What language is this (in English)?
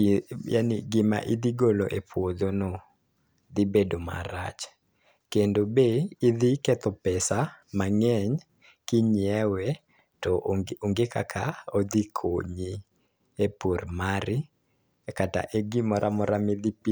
Luo (Kenya and Tanzania)